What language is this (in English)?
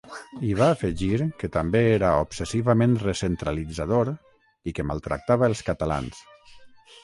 Catalan